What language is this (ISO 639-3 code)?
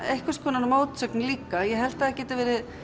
isl